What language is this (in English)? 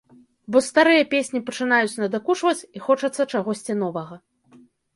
Belarusian